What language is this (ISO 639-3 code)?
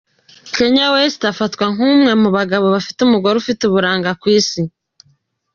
kin